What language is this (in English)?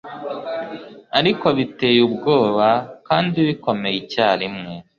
Kinyarwanda